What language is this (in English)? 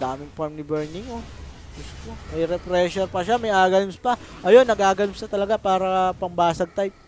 Filipino